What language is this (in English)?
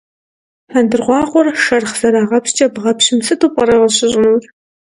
Kabardian